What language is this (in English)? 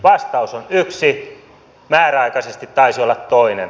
Finnish